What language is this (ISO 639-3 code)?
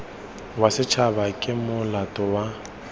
tsn